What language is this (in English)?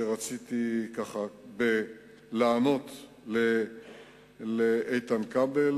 Hebrew